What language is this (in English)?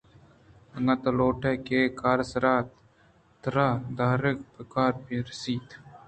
Eastern Balochi